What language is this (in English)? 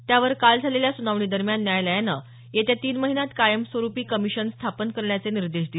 Marathi